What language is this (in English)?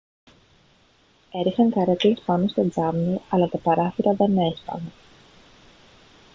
Greek